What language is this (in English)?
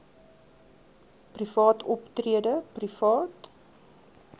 Afrikaans